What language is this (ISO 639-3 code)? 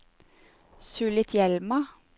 nor